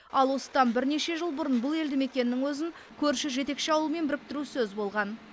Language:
Kazakh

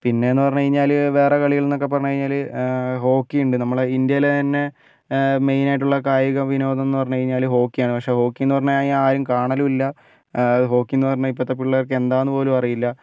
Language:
Malayalam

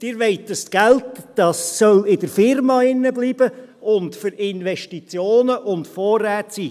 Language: Swiss German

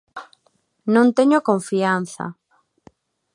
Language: Galician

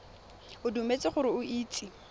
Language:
Tswana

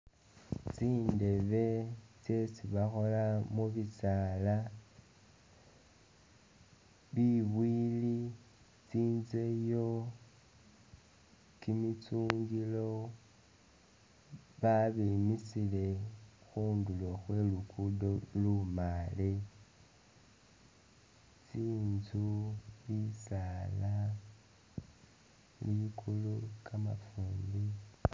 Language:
Masaaba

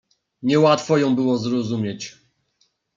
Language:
Polish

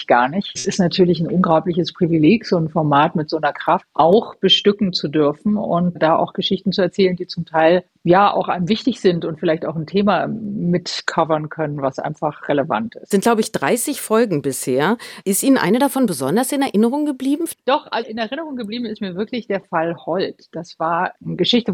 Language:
German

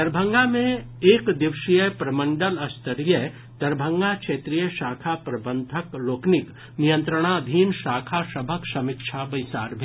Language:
Maithili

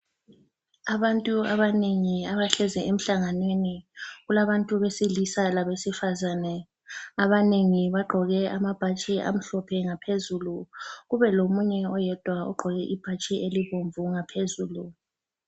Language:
North Ndebele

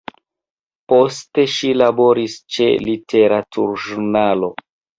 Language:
Esperanto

